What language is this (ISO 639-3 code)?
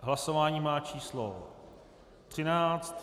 ces